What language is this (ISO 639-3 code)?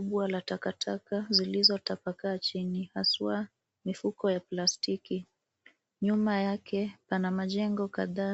swa